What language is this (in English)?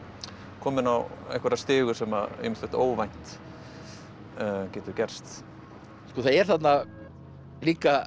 Icelandic